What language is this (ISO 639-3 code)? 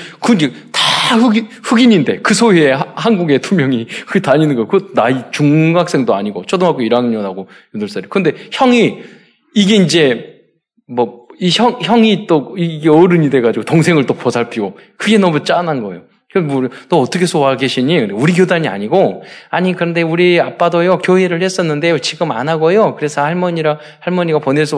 kor